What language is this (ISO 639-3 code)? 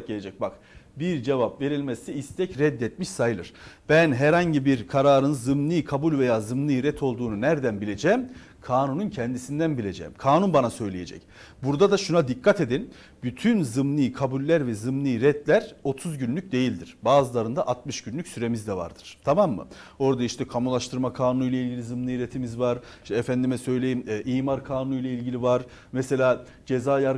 tur